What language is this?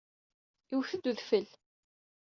Kabyle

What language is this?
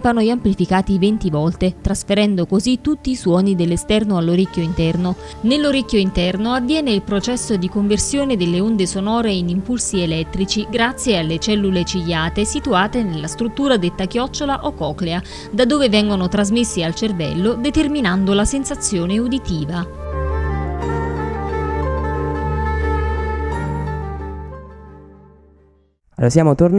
Italian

